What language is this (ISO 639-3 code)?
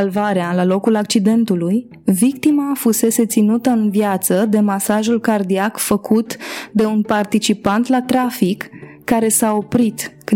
ron